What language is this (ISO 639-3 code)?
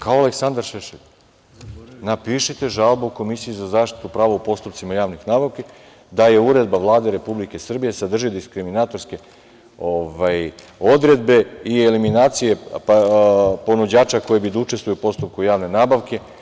srp